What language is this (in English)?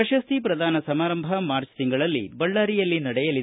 Kannada